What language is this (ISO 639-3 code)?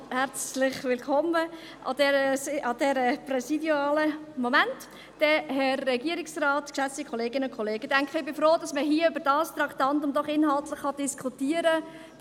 gsw